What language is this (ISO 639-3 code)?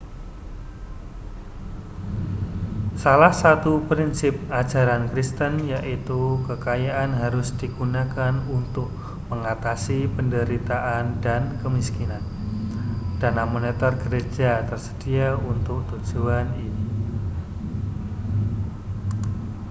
ind